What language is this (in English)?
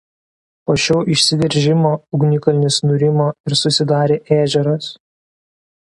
Lithuanian